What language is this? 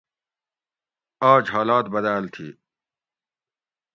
Gawri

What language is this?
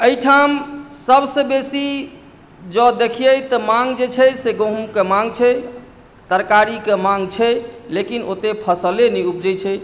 Maithili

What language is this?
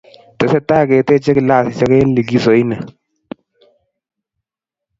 Kalenjin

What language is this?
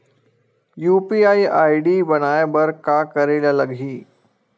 Chhattisgarhi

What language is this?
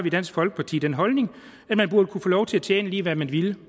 Danish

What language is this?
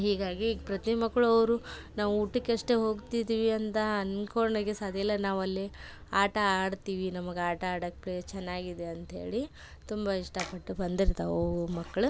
Kannada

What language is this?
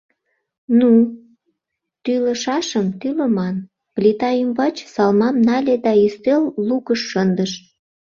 Mari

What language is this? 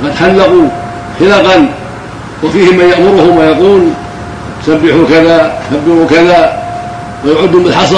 Arabic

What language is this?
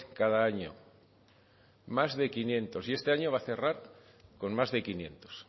Spanish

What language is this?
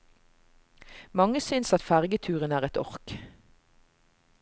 Norwegian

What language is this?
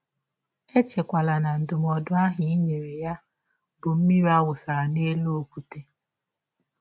Igbo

